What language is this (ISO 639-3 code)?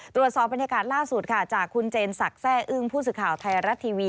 tha